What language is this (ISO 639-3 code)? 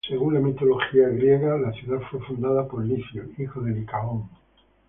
spa